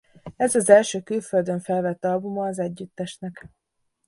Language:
Hungarian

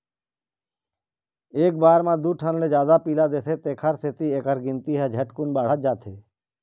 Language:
Chhattisgarhi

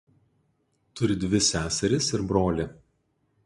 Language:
Lithuanian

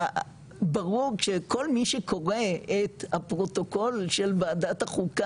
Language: Hebrew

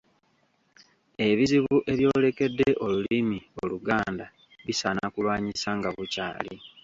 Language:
Ganda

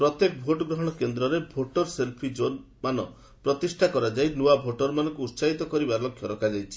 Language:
Odia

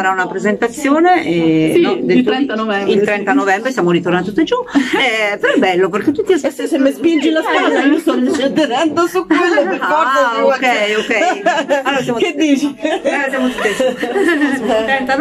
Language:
Italian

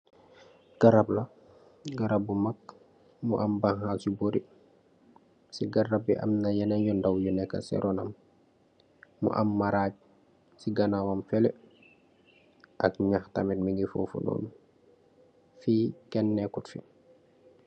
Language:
Wolof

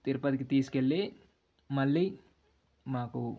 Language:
Telugu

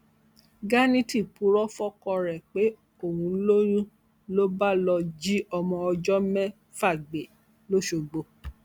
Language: Yoruba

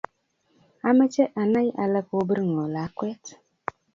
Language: Kalenjin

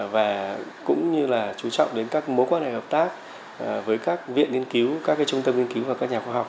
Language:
Vietnamese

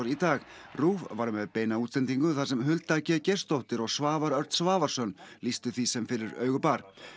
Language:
Icelandic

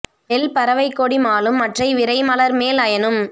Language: Tamil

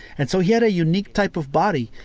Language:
English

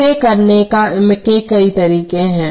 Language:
Hindi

